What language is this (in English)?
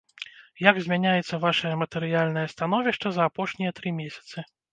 Belarusian